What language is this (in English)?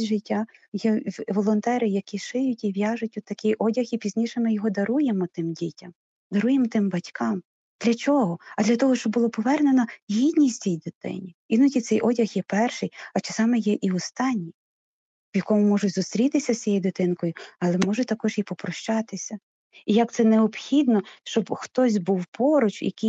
Ukrainian